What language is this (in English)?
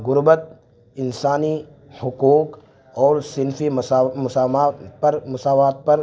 Urdu